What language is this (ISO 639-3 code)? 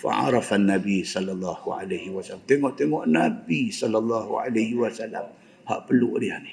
msa